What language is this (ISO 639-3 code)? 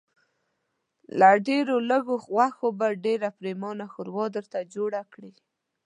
pus